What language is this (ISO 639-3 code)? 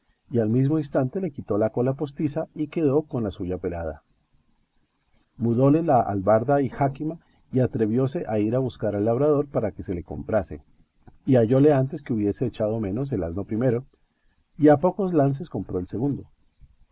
spa